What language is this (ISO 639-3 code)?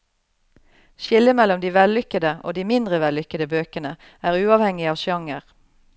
nor